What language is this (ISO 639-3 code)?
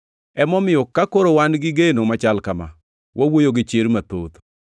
luo